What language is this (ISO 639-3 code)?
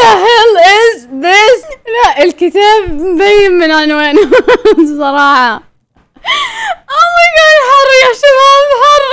ara